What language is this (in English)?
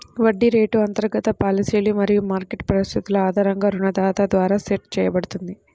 Telugu